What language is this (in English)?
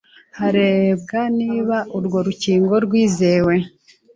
Kinyarwanda